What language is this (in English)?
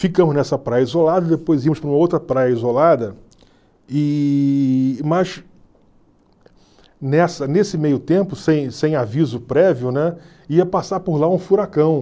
Portuguese